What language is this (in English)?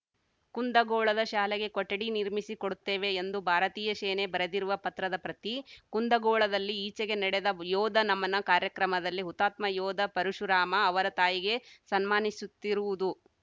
Kannada